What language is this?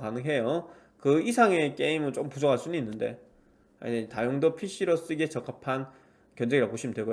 Korean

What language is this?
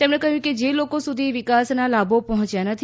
Gujarati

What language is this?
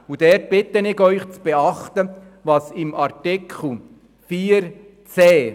Swiss German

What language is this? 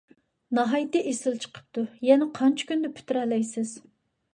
Uyghur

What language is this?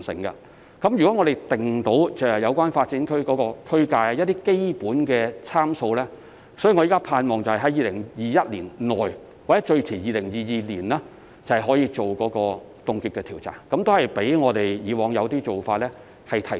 Cantonese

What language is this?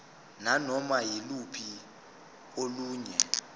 Zulu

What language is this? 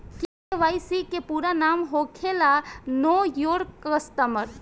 Bhojpuri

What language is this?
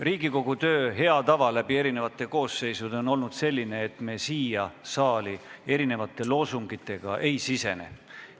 Estonian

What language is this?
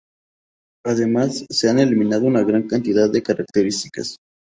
Spanish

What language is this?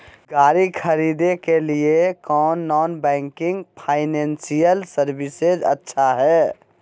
Magahi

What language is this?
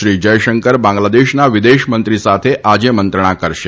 Gujarati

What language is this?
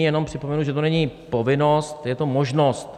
Czech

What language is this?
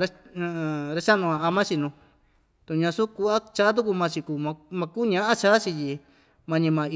Ixtayutla Mixtec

